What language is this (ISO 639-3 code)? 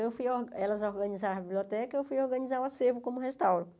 por